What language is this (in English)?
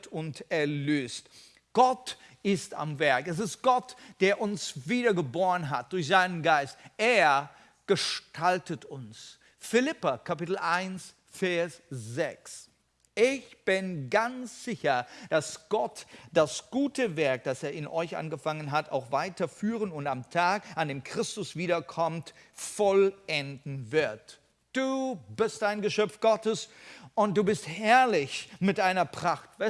German